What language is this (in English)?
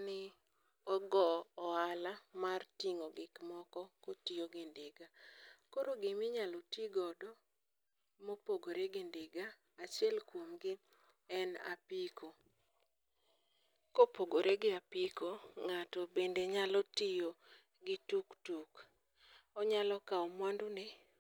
Luo (Kenya and Tanzania)